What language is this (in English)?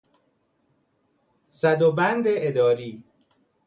Persian